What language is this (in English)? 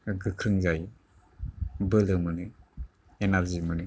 Bodo